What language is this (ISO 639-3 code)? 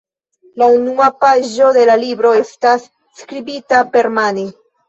epo